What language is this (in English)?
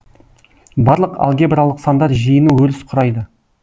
Kazakh